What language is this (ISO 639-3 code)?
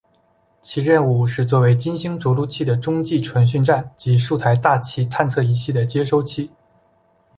zho